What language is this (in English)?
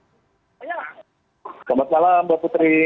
Indonesian